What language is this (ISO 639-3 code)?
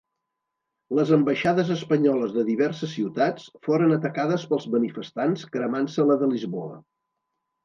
cat